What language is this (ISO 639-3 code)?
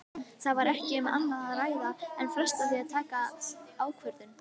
isl